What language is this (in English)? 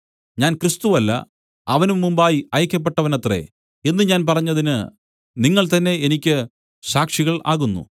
Malayalam